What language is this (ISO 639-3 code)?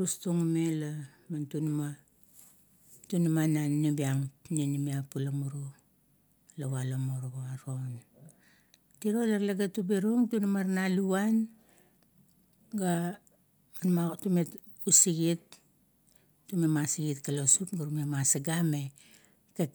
kto